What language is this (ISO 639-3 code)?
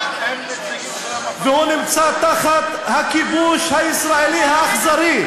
heb